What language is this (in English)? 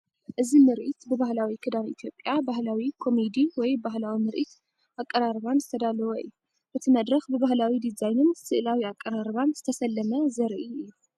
Tigrinya